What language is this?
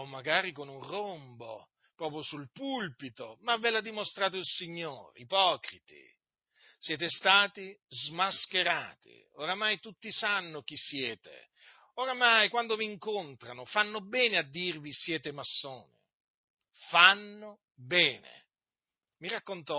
Italian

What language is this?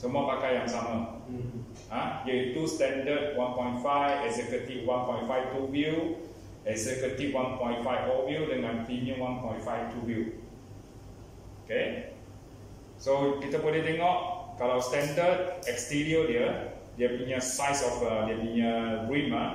Malay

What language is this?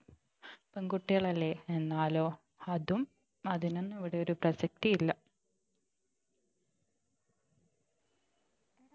Malayalam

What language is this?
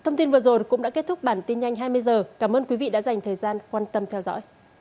Vietnamese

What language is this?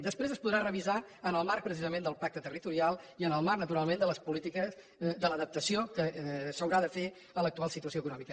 Catalan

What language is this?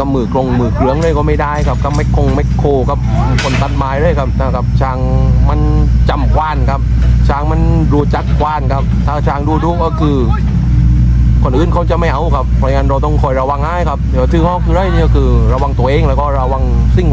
Thai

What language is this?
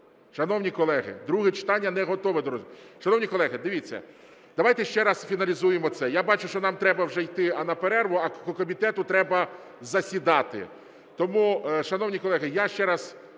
Ukrainian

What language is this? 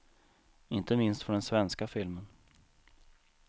Swedish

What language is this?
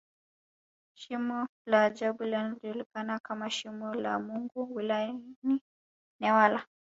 Swahili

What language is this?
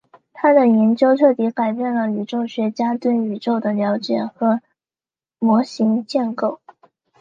Chinese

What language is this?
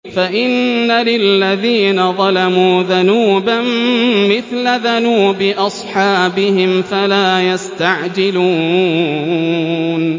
Arabic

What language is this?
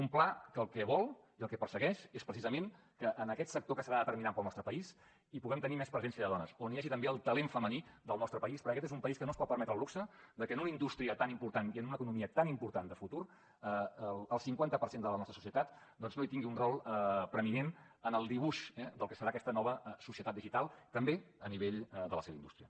Catalan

